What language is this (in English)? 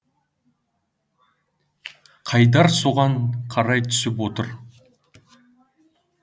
Kazakh